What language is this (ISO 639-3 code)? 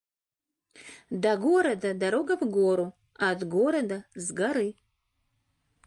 rus